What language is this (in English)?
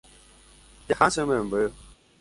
Guarani